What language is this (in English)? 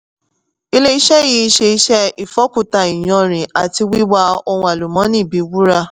Yoruba